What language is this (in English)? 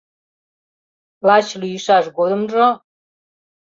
Mari